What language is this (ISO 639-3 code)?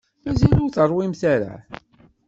kab